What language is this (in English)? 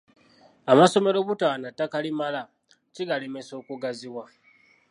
Ganda